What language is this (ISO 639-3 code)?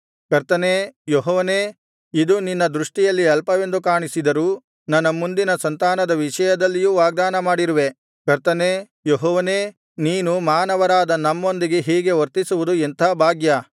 kan